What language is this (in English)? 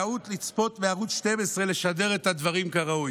Hebrew